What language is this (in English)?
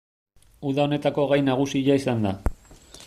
Basque